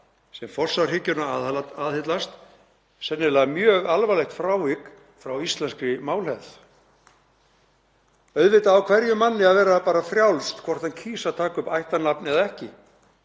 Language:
Icelandic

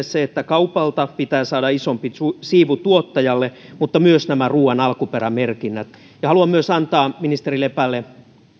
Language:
Finnish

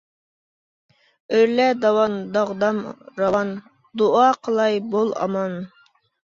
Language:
Uyghur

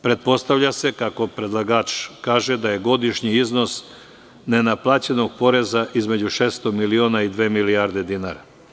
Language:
Serbian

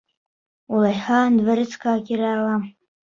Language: Bashkir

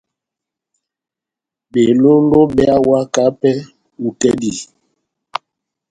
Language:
Batanga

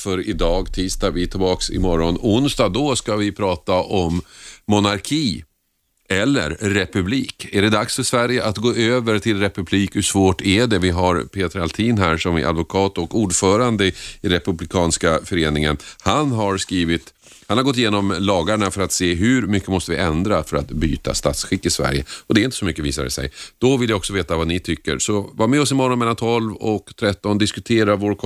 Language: Swedish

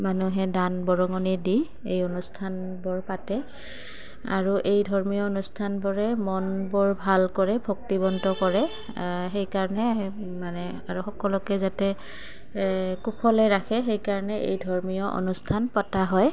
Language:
Assamese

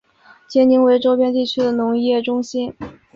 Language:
Chinese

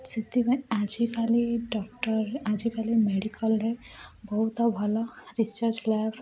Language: Odia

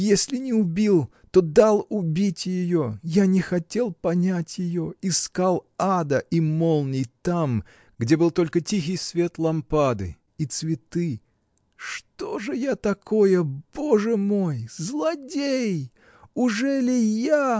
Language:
Russian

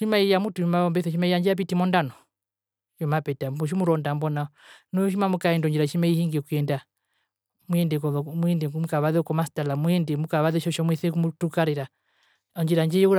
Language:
Herero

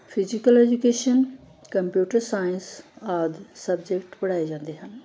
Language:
Punjabi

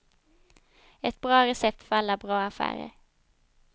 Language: Swedish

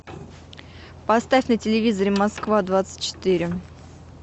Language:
Russian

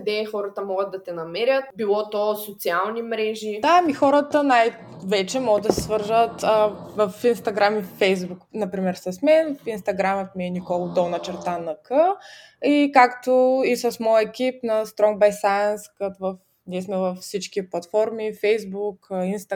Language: Bulgarian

